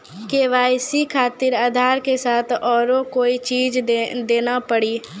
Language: Maithili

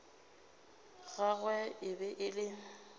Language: Northern Sotho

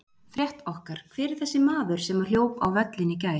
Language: Icelandic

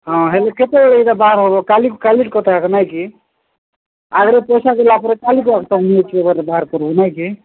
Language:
Odia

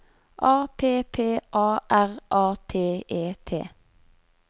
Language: Norwegian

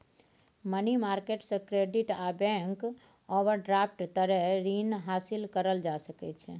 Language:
Maithili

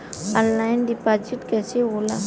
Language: Bhojpuri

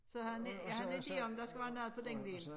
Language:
Danish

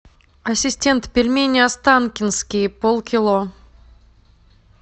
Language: Russian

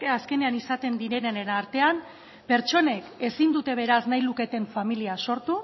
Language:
Basque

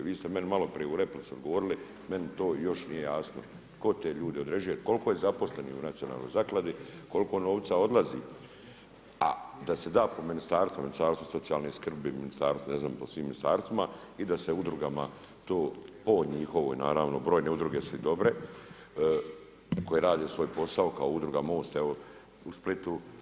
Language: Croatian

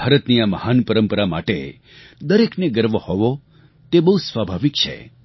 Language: Gujarati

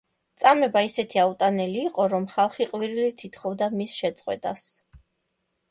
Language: Georgian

